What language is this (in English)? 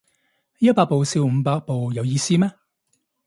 Cantonese